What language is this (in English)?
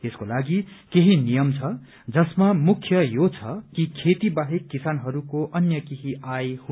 Nepali